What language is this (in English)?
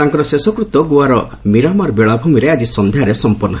Odia